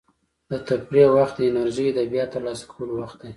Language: Pashto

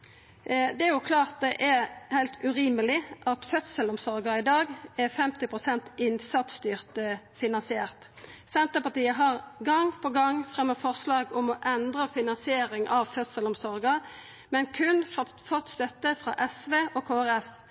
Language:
Norwegian Nynorsk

